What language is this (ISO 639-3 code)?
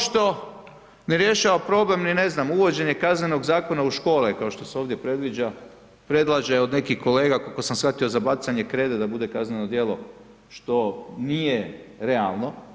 hrv